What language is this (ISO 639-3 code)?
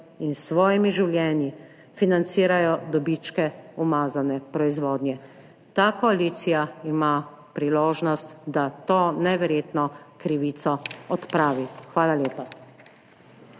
slv